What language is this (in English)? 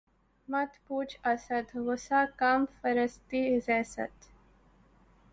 Urdu